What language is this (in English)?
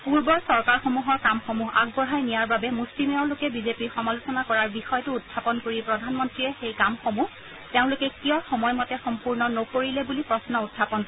Assamese